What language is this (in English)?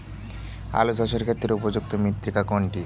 Bangla